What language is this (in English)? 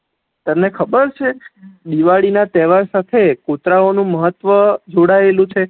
Gujarati